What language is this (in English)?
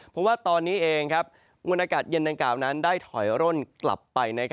Thai